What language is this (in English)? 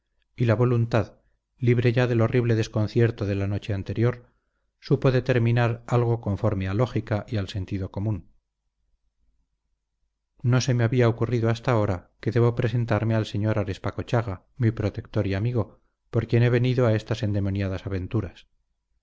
Spanish